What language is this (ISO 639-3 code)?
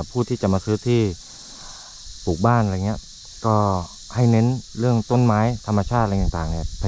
tha